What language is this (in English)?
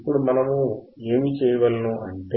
Telugu